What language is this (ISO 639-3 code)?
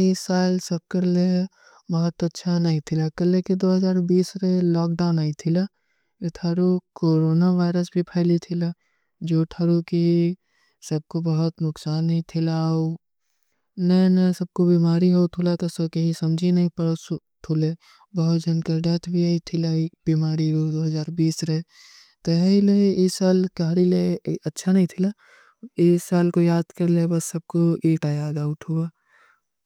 uki